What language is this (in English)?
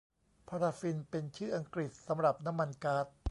Thai